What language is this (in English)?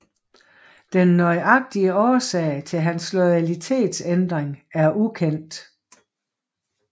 Danish